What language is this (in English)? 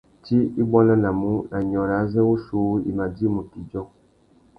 Tuki